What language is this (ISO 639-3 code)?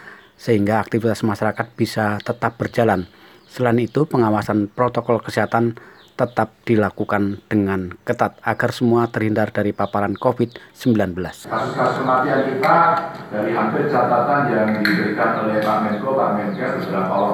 ind